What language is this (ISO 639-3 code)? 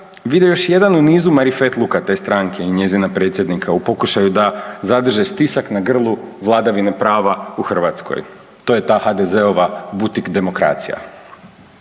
hrv